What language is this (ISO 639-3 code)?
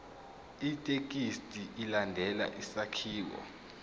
zul